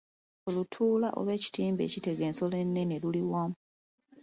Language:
Ganda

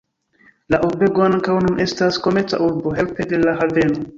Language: Esperanto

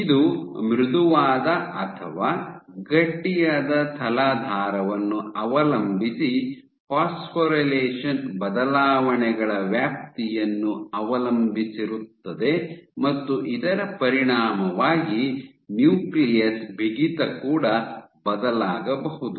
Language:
Kannada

